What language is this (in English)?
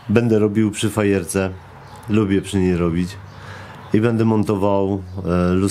Polish